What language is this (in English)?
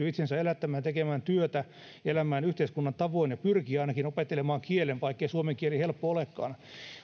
Finnish